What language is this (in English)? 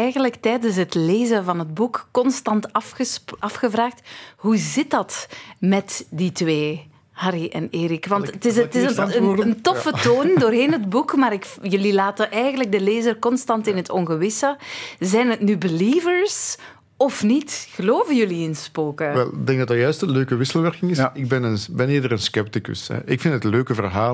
Dutch